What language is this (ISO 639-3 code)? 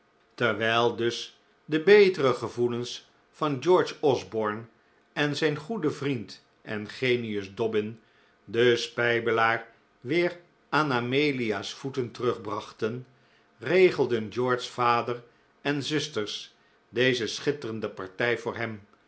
nld